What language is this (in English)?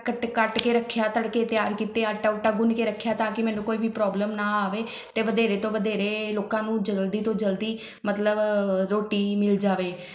Punjabi